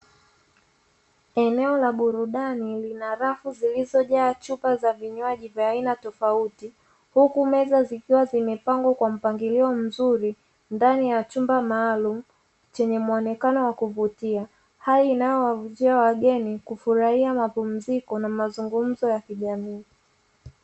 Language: Swahili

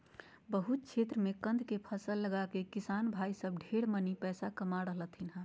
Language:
Magahi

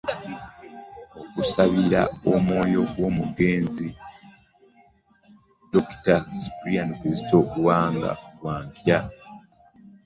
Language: Ganda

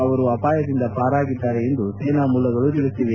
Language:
Kannada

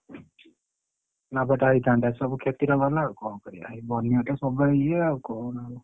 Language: Odia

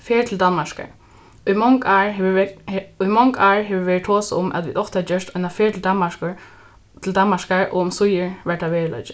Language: Faroese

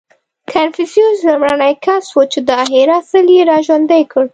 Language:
Pashto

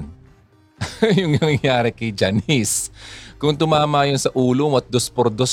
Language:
Filipino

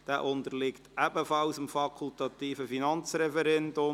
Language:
Swiss German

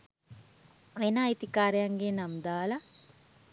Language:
Sinhala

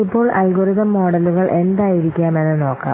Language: Malayalam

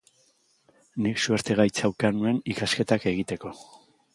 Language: Basque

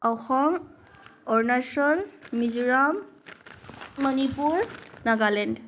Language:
Assamese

